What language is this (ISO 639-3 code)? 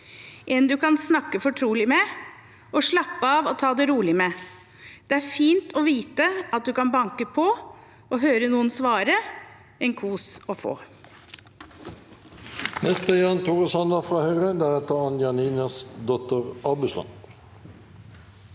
nor